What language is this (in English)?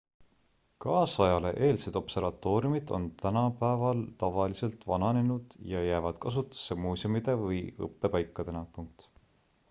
Estonian